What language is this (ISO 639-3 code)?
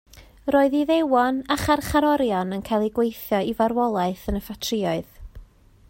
cym